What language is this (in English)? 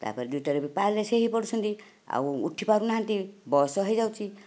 Odia